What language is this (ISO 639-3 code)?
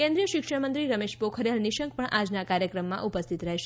guj